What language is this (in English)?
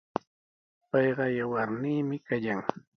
Sihuas Ancash Quechua